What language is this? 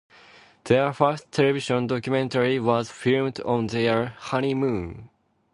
English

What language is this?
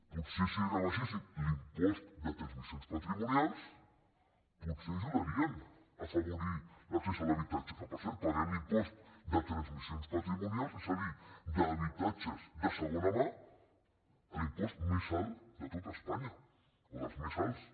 Catalan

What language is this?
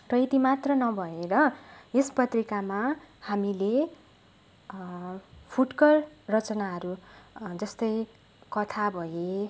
Nepali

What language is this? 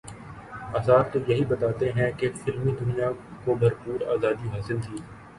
Urdu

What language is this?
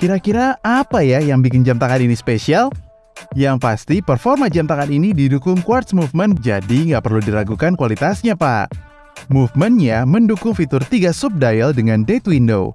Indonesian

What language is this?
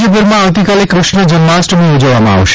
Gujarati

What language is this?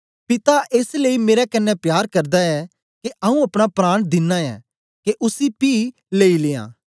Dogri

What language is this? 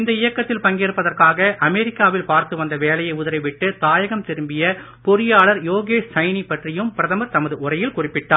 Tamil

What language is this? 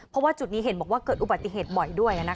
Thai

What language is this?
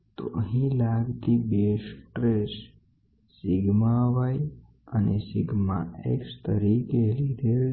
Gujarati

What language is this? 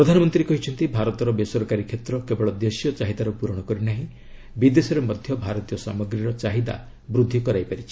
Odia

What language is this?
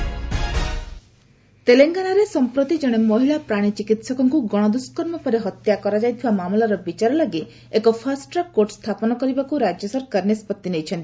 Odia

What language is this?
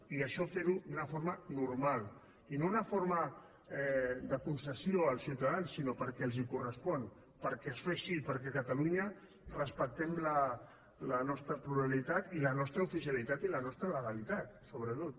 Catalan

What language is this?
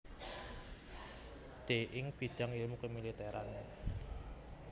Javanese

